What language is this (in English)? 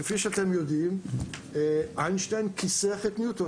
Hebrew